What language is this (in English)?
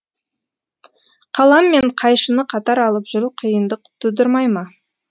Kazakh